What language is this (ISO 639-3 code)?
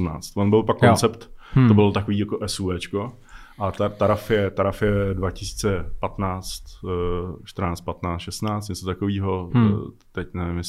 ces